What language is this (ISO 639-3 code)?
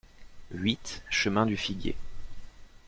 fra